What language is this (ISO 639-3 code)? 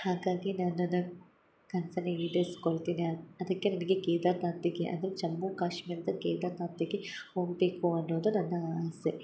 kan